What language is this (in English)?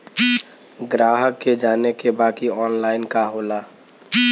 Bhojpuri